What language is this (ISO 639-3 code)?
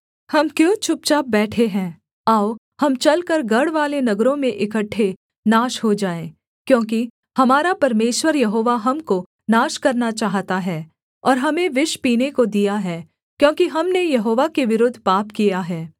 hin